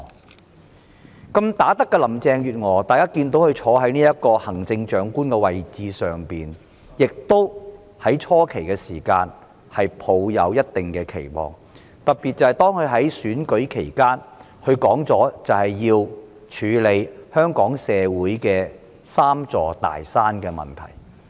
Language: Cantonese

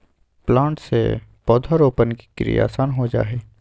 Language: Magahi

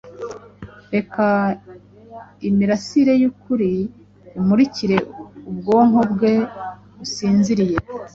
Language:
Kinyarwanda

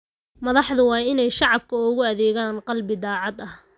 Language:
Somali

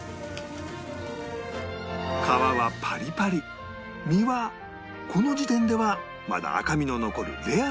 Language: Japanese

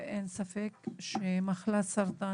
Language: Hebrew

